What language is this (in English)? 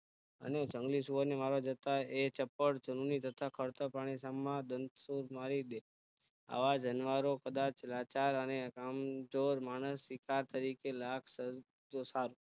Gujarati